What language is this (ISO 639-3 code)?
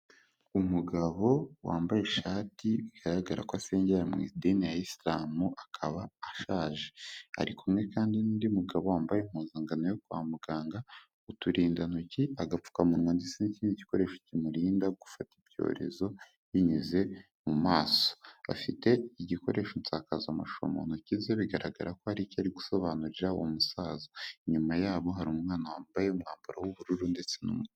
kin